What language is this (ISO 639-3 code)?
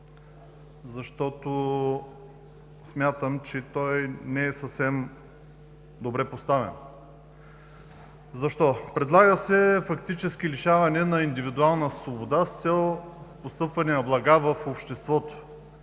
bul